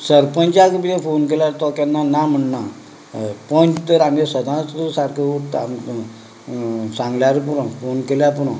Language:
Konkani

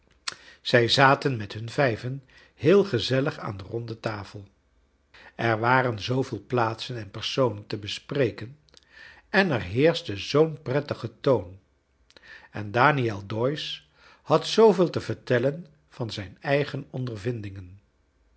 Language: Dutch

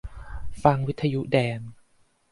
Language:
Thai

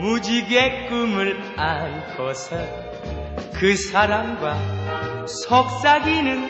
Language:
Korean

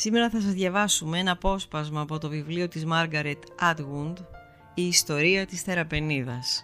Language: Greek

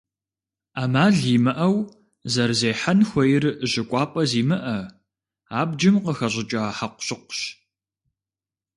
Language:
Kabardian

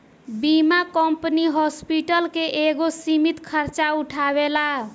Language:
Bhojpuri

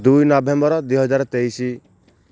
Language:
Odia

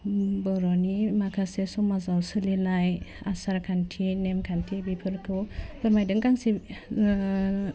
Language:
Bodo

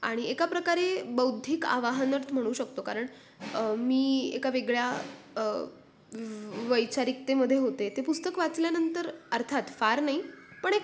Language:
Marathi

